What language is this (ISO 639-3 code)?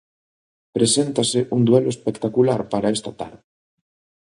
glg